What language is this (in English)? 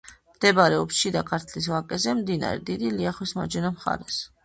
Georgian